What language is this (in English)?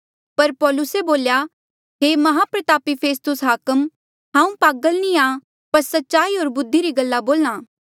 Mandeali